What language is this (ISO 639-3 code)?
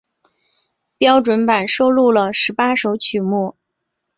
zho